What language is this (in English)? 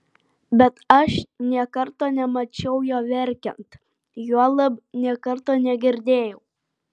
Lithuanian